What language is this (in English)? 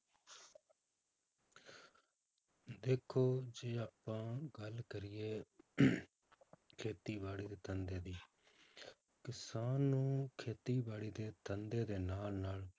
Punjabi